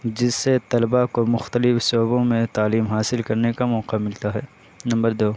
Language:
Urdu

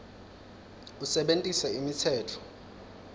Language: Swati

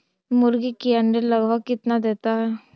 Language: Magahi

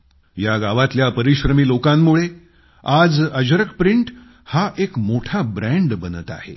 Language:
Marathi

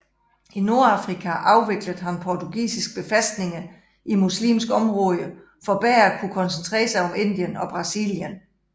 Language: Danish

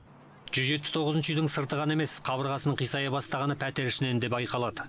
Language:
Kazakh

